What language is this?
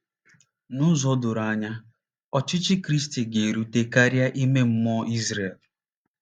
Igbo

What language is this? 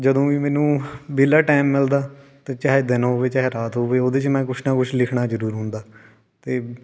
Punjabi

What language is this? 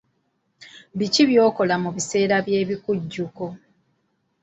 Ganda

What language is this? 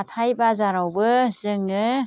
Bodo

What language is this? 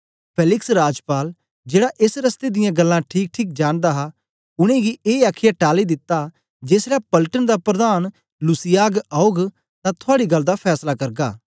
Dogri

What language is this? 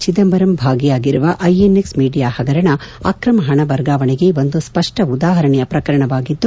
Kannada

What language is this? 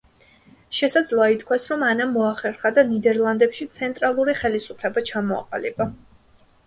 Georgian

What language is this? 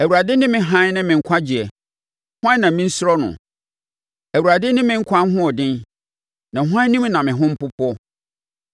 Akan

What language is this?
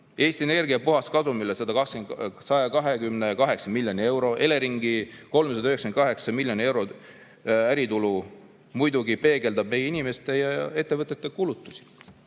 Estonian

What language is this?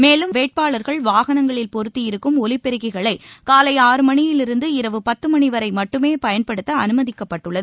Tamil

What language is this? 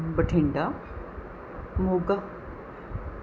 Punjabi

